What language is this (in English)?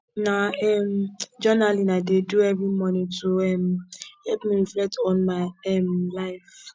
Nigerian Pidgin